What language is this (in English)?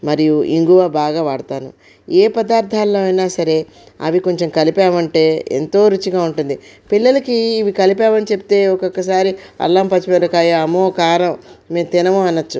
Telugu